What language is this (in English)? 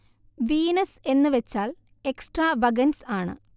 Malayalam